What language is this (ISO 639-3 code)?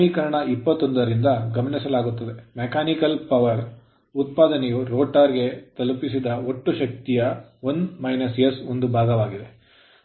kan